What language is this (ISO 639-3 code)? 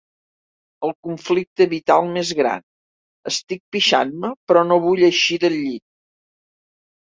cat